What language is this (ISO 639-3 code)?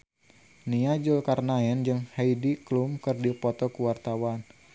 sun